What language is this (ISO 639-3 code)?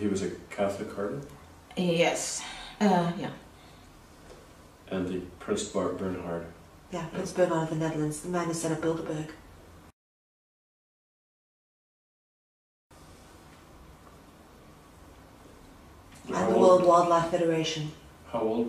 eng